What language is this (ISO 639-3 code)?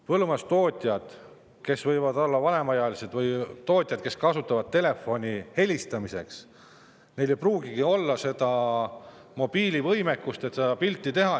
est